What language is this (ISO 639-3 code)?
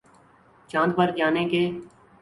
urd